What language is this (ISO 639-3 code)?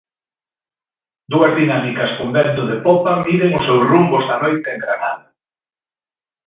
glg